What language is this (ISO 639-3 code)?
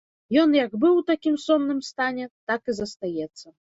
bel